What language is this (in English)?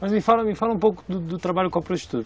Portuguese